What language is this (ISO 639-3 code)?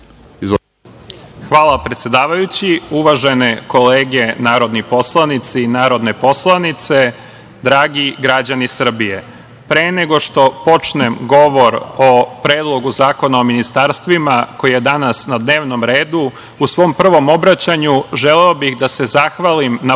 srp